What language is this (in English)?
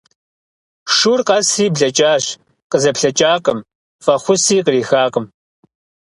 Kabardian